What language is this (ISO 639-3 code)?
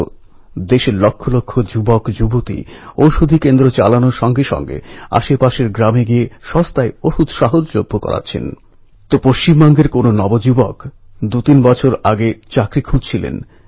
ben